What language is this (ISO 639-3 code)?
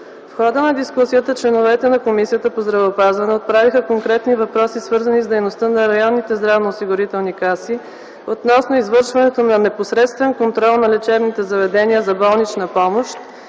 bul